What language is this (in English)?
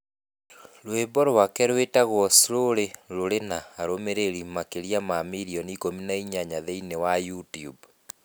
Kikuyu